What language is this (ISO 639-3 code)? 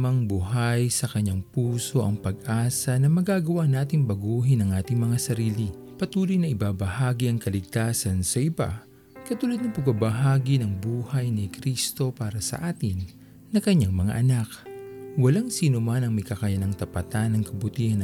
fil